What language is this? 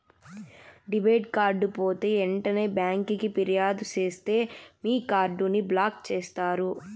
Telugu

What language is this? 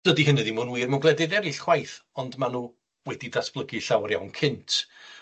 Welsh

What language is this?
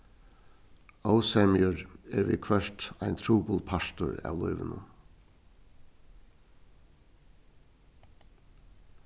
Faroese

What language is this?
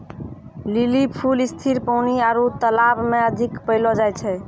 Maithili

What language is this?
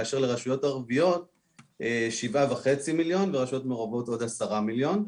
Hebrew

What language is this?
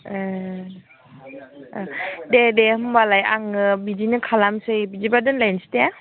Bodo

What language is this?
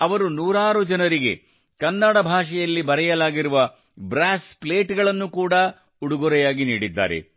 Kannada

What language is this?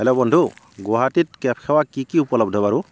Assamese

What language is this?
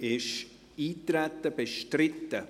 Swiss German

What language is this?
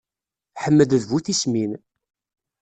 Kabyle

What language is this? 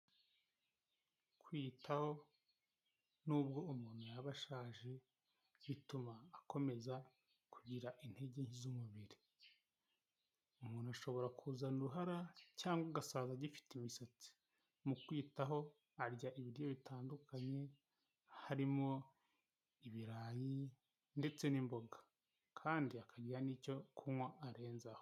Kinyarwanda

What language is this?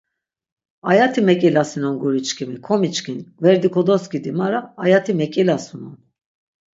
Laz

